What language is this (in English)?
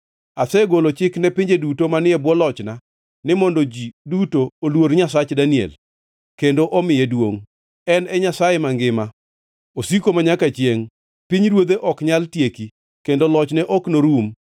Luo (Kenya and Tanzania)